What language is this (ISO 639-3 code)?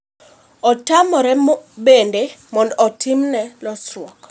luo